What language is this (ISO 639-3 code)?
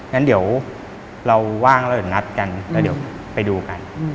tha